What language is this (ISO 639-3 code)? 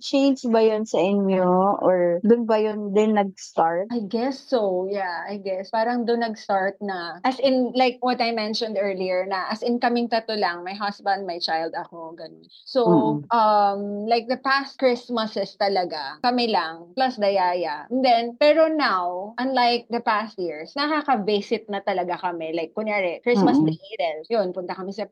fil